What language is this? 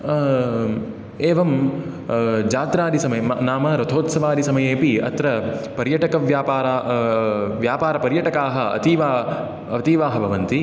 Sanskrit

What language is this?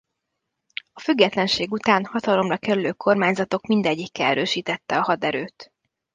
Hungarian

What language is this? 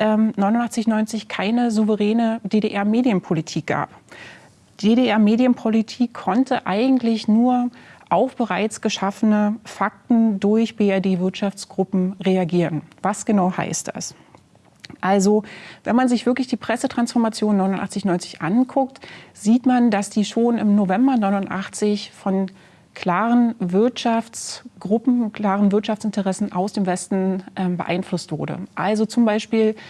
German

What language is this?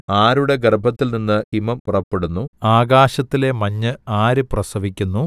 Malayalam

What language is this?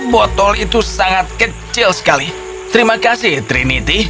Indonesian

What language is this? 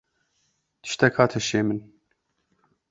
Kurdish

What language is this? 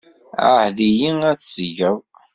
Kabyle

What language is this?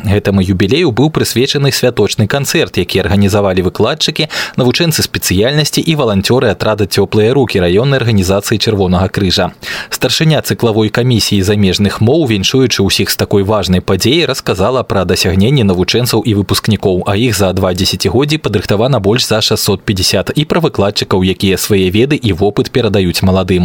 Russian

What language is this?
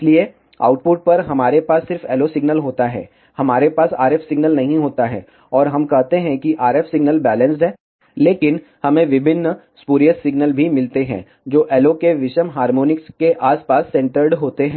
Hindi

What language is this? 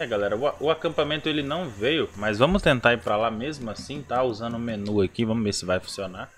Portuguese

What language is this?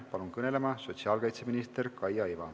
Estonian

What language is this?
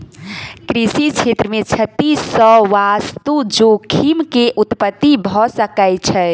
Maithili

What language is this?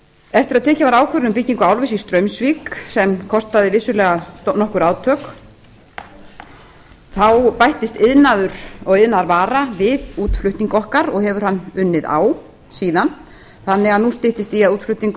Icelandic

